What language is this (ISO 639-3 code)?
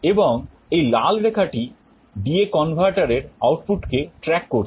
ben